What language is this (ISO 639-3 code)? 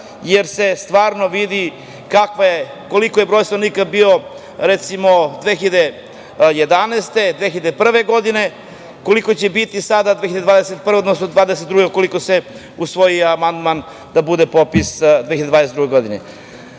srp